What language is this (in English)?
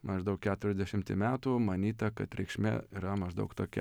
Lithuanian